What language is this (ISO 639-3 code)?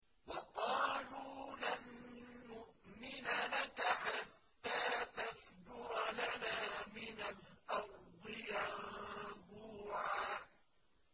ara